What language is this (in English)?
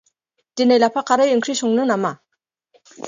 Bodo